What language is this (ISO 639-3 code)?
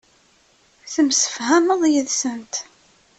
kab